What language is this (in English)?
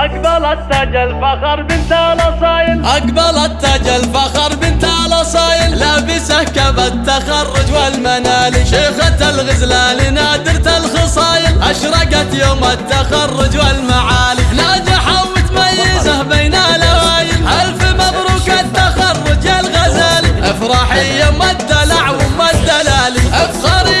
Arabic